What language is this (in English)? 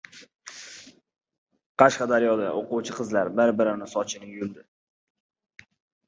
Uzbek